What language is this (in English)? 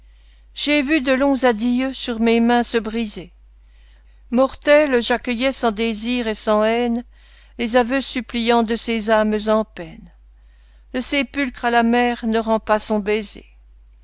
French